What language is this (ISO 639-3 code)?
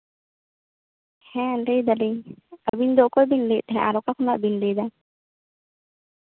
sat